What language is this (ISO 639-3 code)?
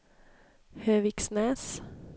swe